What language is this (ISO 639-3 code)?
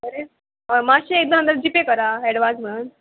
kok